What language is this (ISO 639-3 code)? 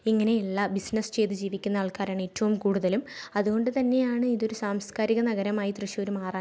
mal